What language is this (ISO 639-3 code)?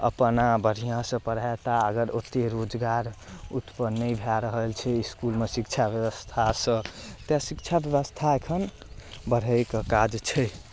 mai